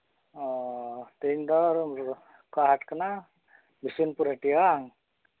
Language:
Santali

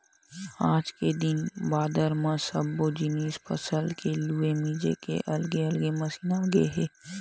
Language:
Chhattisgarhi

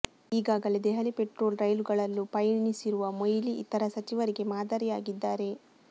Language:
Kannada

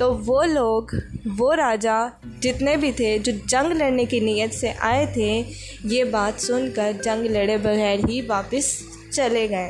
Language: Urdu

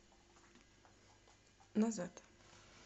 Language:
Russian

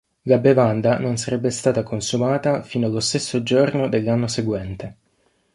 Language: Italian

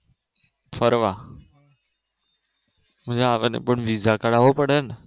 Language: Gujarati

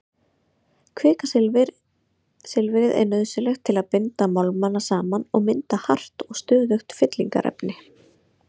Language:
Icelandic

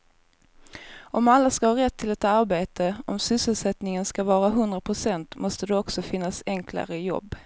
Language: Swedish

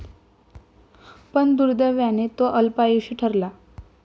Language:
Marathi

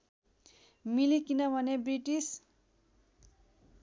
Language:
Nepali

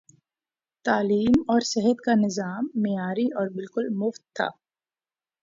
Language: Urdu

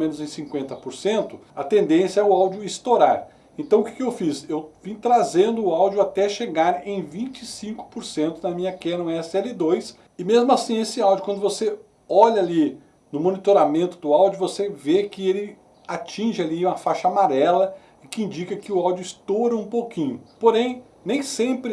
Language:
Portuguese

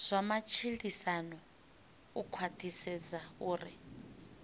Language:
Venda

